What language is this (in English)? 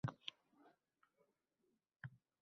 Uzbek